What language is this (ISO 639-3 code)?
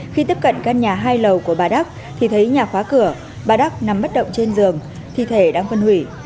vie